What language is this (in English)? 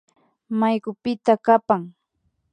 Imbabura Highland Quichua